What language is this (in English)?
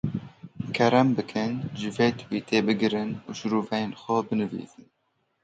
Kurdish